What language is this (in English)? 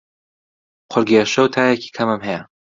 Central Kurdish